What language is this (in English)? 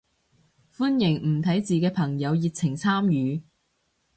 Cantonese